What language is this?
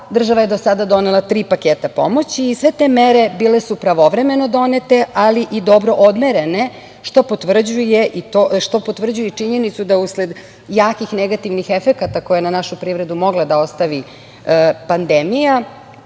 Serbian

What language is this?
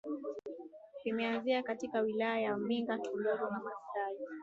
Swahili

